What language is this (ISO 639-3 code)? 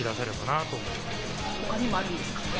jpn